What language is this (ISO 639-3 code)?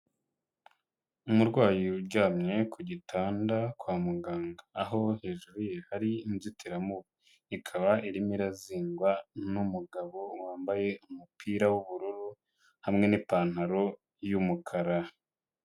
kin